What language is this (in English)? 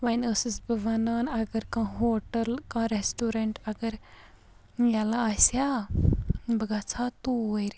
Kashmiri